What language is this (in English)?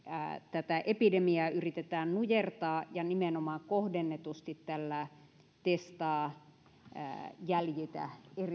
Finnish